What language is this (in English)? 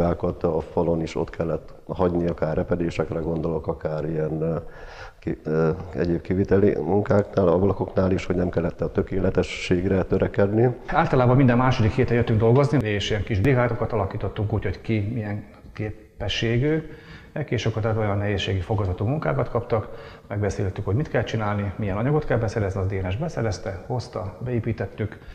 Hungarian